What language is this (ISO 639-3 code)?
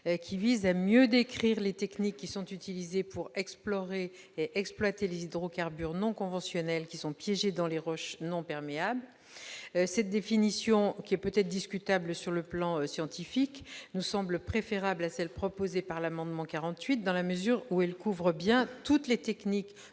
fra